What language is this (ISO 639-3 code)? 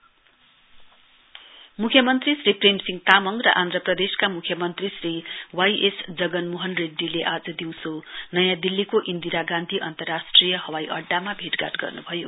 nep